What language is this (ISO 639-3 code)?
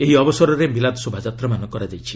ori